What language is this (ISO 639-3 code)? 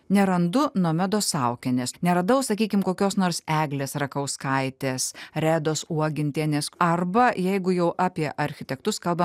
lit